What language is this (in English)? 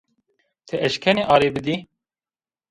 Zaza